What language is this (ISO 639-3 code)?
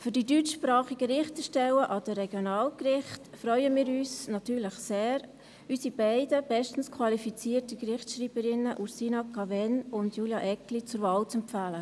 gsw